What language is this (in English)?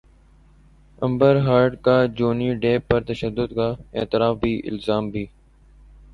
Urdu